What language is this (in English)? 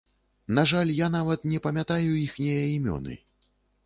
Belarusian